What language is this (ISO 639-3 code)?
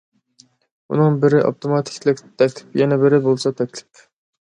uig